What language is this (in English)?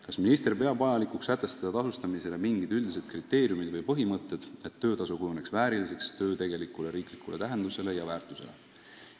Estonian